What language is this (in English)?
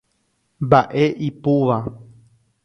Guarani